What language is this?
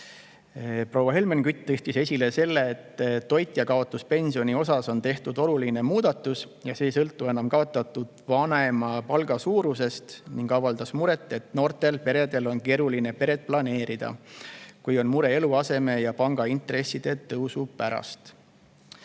Estonian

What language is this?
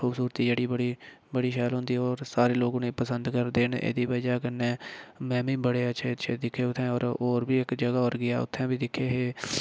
Dogri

